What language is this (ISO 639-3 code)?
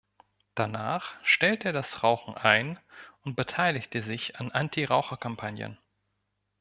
deu